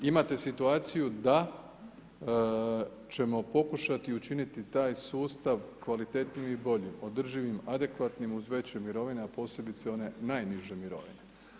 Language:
Croatian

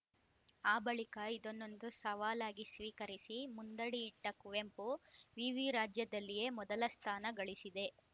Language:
Kannada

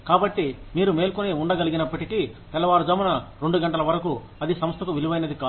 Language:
Telugu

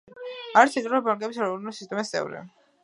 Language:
Georgian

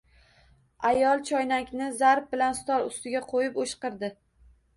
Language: Uzbek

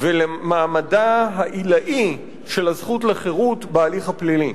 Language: Hebrew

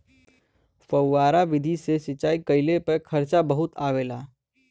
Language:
Bhojpuri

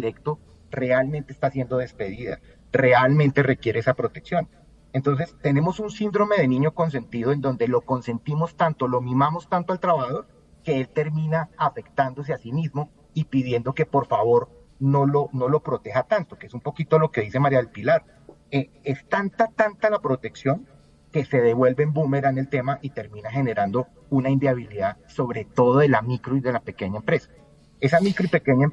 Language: Spanish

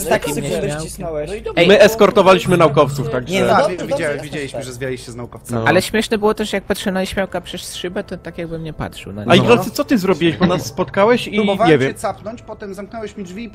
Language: Polish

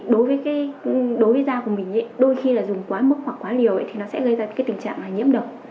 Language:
Vietnamese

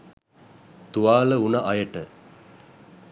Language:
Sinhala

